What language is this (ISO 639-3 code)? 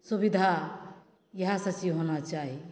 mai